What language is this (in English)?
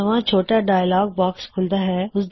Punjabi